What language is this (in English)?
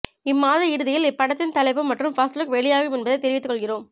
Tamil